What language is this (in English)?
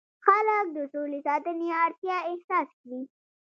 Pashto